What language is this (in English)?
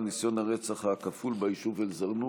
Hebrew